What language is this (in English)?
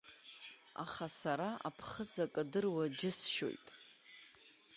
Abkhazian